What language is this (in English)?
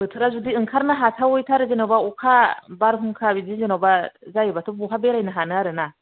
Bodo